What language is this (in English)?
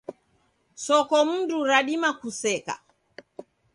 Taita